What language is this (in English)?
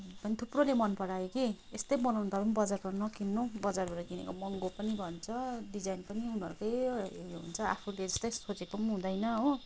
Nepali